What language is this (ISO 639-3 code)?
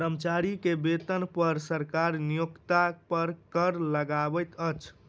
mai